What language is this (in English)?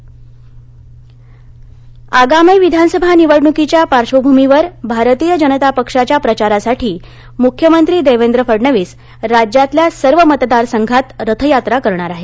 Marathi